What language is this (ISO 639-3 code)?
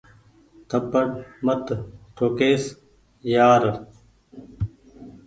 gig